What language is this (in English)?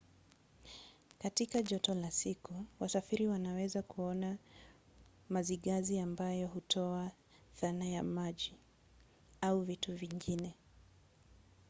Swahili